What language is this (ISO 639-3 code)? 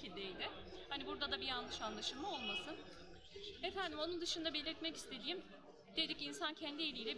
tur